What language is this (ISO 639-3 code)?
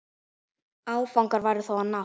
isl